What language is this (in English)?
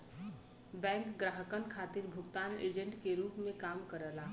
Bhojpuri